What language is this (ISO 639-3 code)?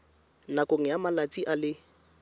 tsn